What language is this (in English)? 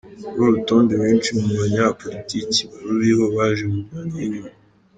Kinyarwanda